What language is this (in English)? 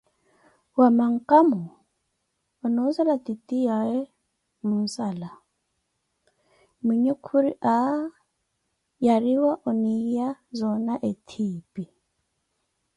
Koti